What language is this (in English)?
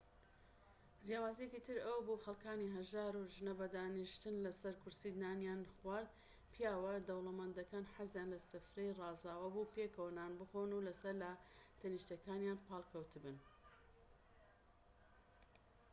Central Kurdish